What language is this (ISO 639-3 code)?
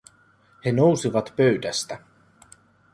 fin